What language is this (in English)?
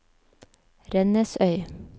Norwegian